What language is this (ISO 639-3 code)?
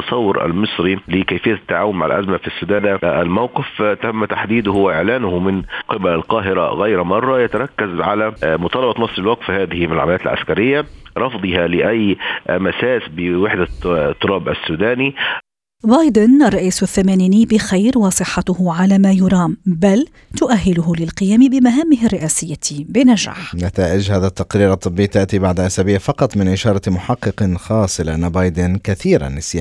ara